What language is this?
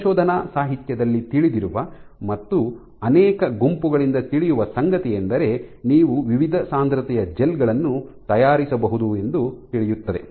Kannada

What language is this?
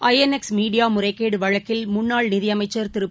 Tamil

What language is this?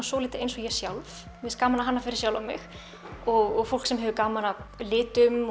Icelandic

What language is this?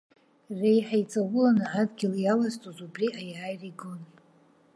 Abkhazian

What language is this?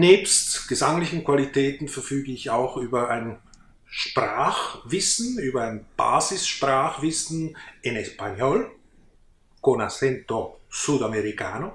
German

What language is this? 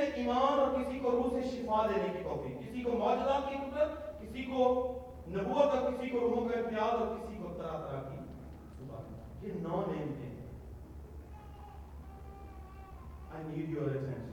Urdu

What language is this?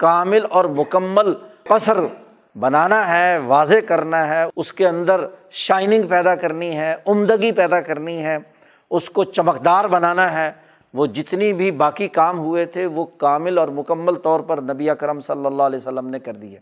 Urdu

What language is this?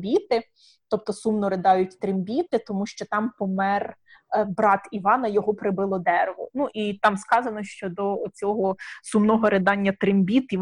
Ukrainian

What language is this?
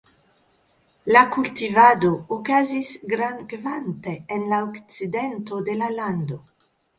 Esperanto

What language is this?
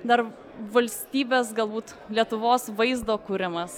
Lithuanian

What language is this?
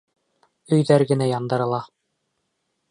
Bashkir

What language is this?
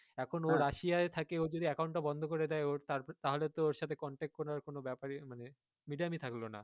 Bangla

